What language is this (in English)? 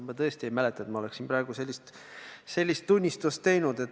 Estonian